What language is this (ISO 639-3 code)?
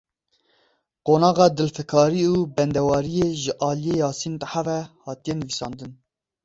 kur